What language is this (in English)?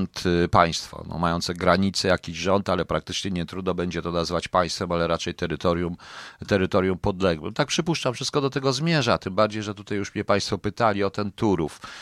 Polish